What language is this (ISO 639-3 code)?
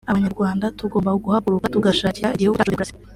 kin